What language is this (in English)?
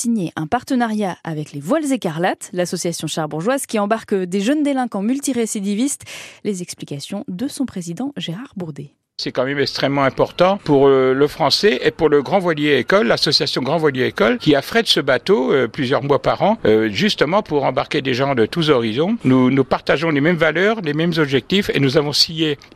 French